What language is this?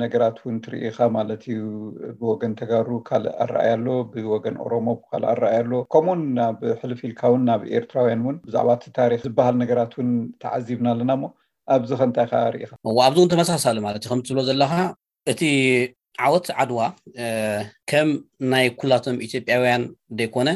Amharic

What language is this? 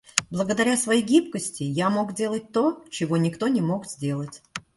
Russian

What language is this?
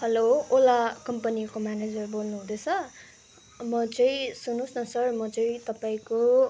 Nepali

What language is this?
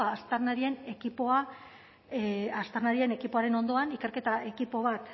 Basque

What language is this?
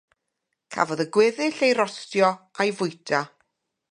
Welsh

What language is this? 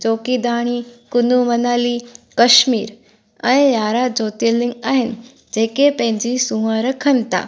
Sindhi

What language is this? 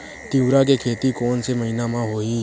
Chhattisgarhi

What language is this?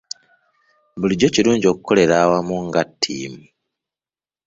Ganda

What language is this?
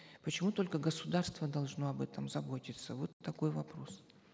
Kazakh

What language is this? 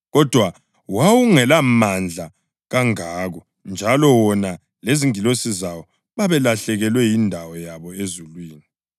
North Ndebele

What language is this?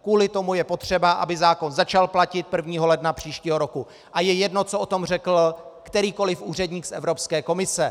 Czech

